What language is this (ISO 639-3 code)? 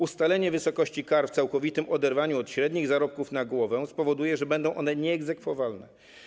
pol